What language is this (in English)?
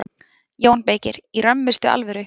Icelandic